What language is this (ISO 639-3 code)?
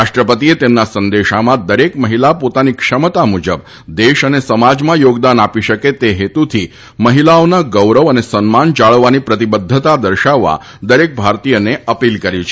guj